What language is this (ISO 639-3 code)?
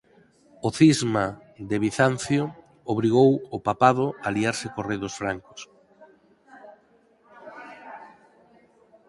glg